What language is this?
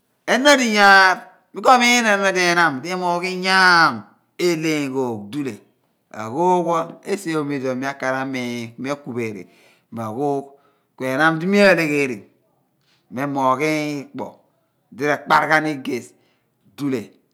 Abua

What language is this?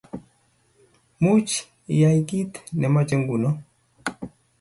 Kalenjin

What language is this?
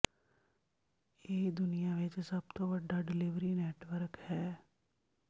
Punjabi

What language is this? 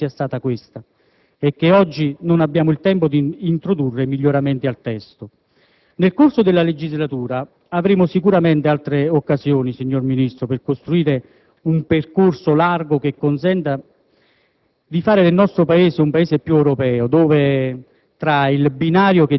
Italian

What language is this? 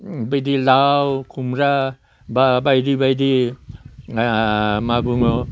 Bodo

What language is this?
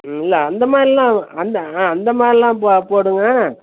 Tamil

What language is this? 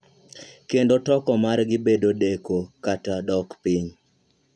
Luo (Kenya and Tanzania)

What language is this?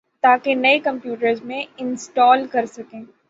Urdu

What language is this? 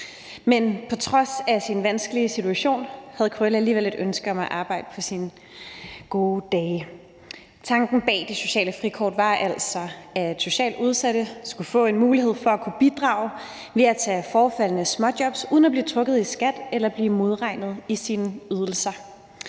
Danish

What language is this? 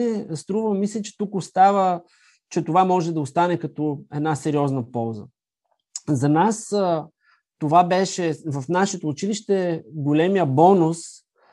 Bulgarian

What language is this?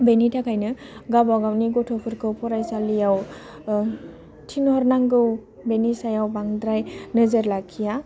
Bodo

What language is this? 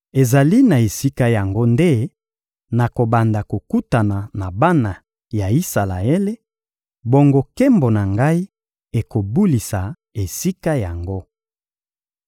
Lingala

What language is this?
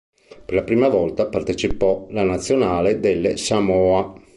Italian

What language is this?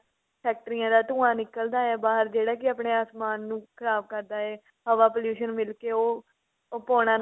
Punjabi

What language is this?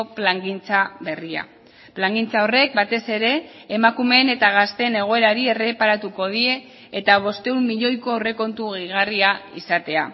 Basque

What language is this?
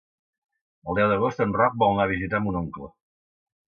Catalan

